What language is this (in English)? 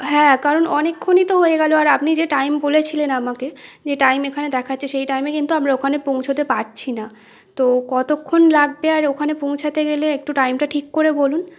Bangla